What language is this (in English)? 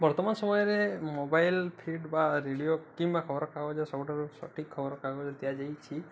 Odia